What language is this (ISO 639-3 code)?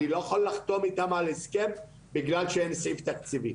heb